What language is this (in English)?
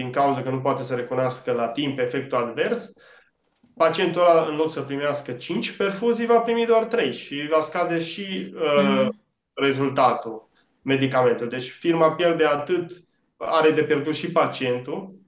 Romanian